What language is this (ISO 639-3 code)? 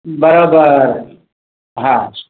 snd